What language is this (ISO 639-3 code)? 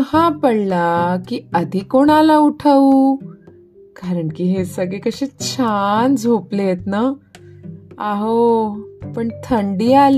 hin